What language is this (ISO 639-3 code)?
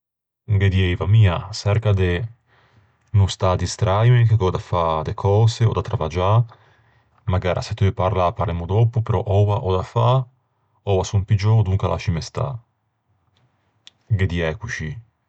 lij